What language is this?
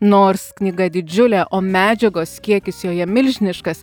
Lithuanian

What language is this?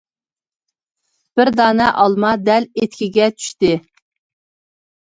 Uyghur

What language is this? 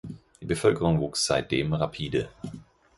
German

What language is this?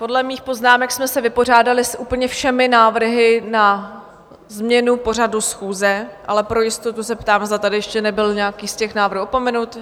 Czech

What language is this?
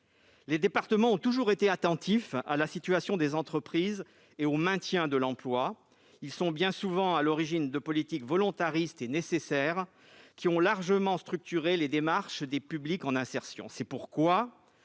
French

